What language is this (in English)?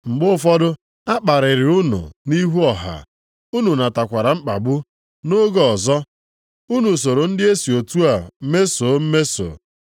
Igbo